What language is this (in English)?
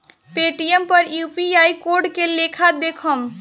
Bhojpuri